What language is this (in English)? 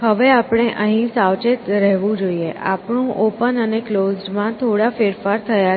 Gujarati